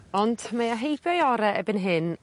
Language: Welsh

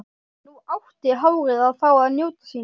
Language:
Icelandic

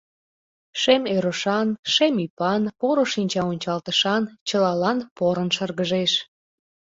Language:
Mari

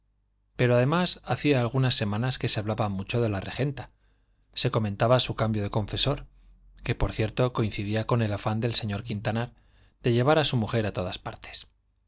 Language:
Spanish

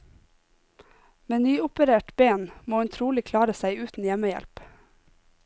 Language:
Norwegian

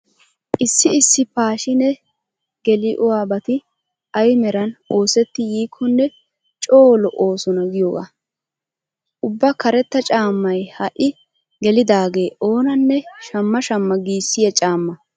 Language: Wolaytta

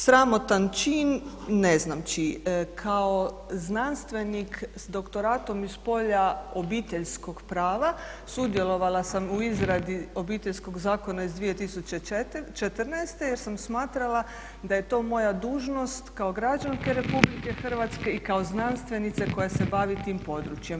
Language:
Croatian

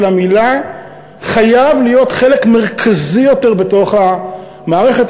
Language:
Hebrew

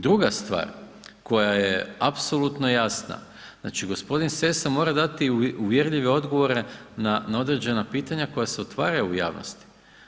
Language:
Croatian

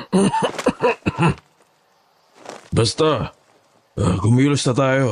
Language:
Filipino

